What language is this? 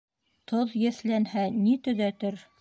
Bashkir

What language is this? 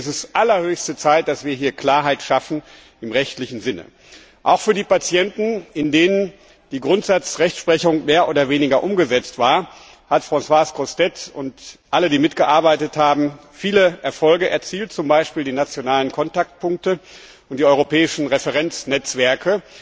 German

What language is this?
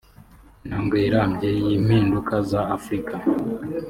Kinyarwanda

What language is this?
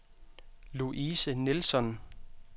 Danish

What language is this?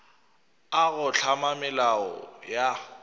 Northern Sotho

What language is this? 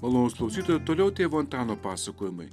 Lithuanian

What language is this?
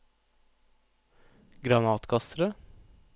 Norwegian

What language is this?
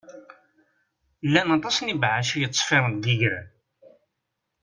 Kabyle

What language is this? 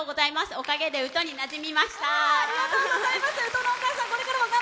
Japanese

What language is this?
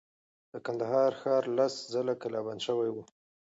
Pashto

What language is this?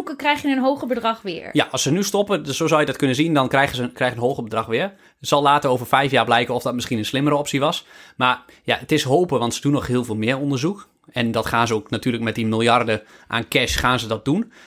Dutch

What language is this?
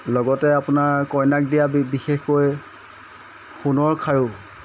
Assamese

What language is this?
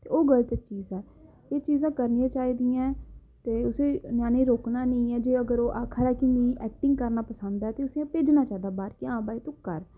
Dogri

